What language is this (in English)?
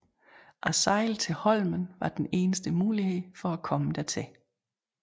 Danish